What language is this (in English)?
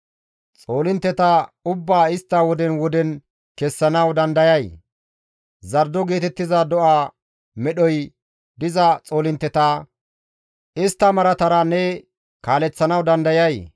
Gamo